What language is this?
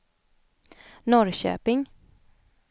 Swedish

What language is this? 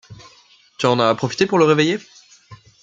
French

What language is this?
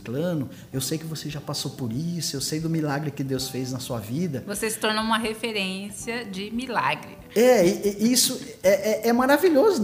Portuguese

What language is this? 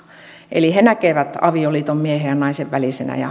Finnish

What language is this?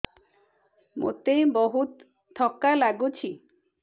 Odia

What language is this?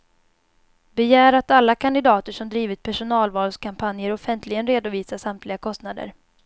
Swedish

